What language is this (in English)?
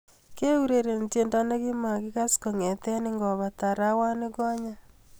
Kalenjin